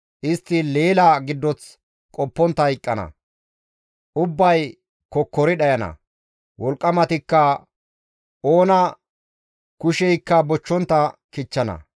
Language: Gamo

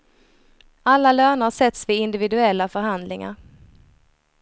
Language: Swedish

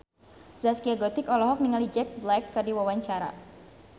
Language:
Sundanese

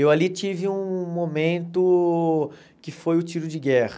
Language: Portuguese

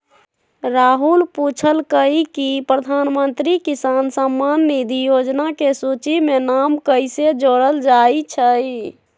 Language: Magahi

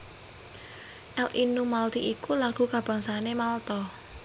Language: Javanese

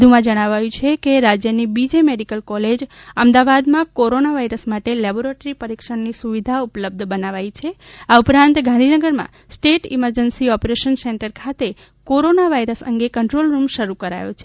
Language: Gujarati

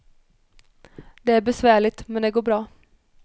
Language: Swedish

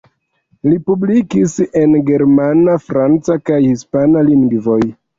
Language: Esperanto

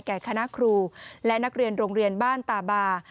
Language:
Thai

